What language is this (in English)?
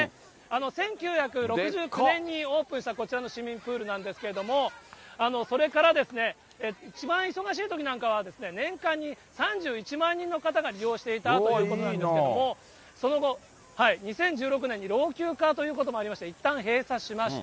Japanese